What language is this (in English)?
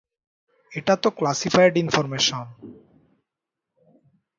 Bangla